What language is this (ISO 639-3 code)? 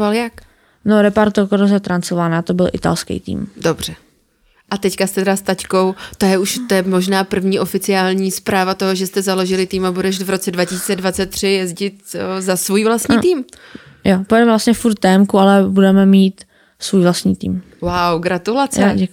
ces